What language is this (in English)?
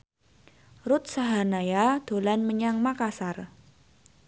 Javanese